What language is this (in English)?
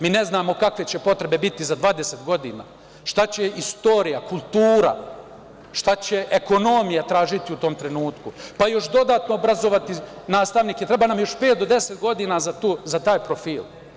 Serbian